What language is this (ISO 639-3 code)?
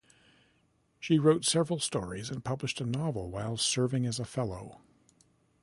eng